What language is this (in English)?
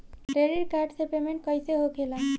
Bhojpuri